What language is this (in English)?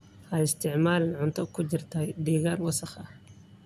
Somali